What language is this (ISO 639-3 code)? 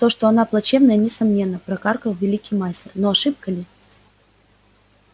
rus